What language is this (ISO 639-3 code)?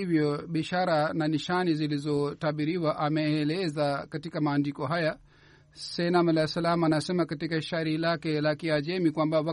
swa